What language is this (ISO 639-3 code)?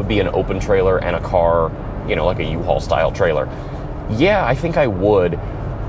eng